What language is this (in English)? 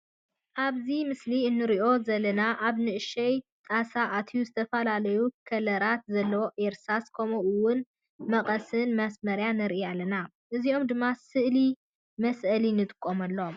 Tigrinya